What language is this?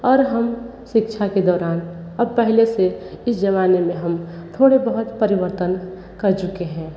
Hindi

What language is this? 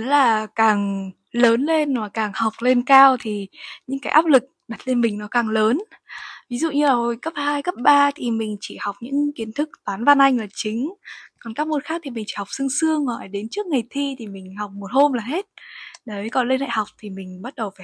Vietnamese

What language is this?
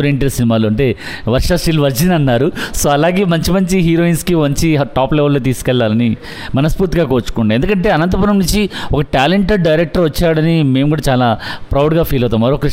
Telugu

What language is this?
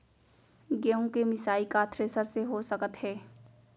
Chhattisgarhi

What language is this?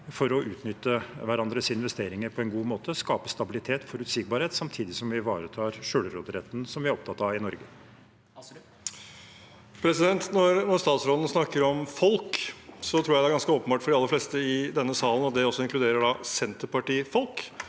Norwegian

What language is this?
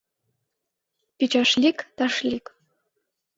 Mari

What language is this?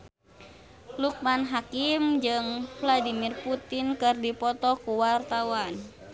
Sundanese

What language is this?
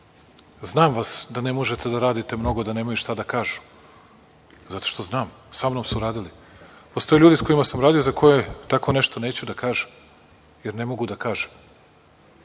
Serbian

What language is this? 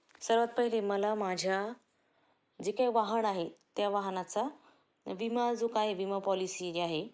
Marathi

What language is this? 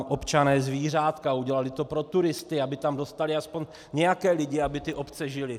Czech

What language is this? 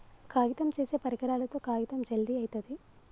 Telugu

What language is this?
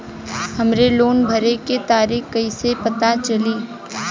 Bhojpuri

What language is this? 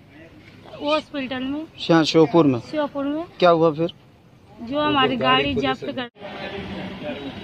Romanian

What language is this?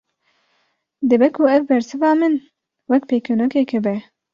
Kurdish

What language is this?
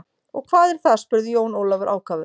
Icelandic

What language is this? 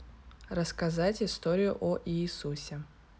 Russian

